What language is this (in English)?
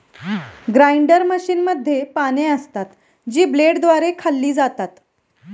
Marathi